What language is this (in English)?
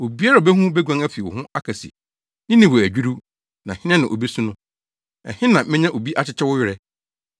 Akan